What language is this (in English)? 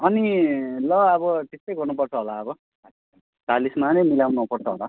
Nepali